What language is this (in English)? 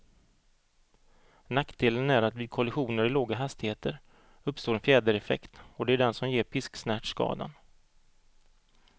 Swedish